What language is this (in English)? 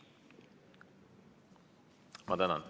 Estonian